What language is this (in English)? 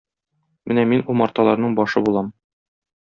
Tatar